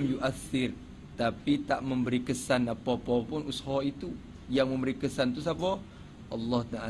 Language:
Malay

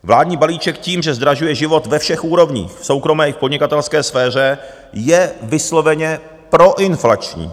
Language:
Czech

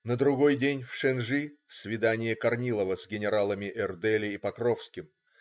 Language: Russian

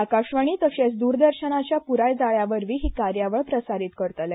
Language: Konkani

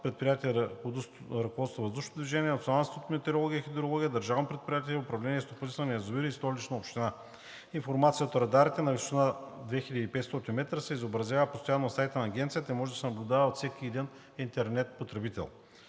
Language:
Bulgarian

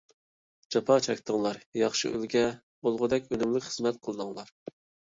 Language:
Uyghur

